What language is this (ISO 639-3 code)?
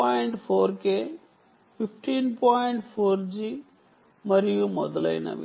tel